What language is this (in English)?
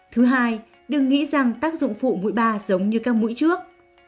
Vietnamese